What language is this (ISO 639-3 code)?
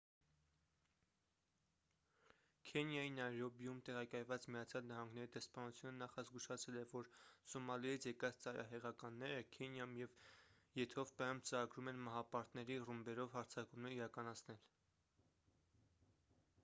hye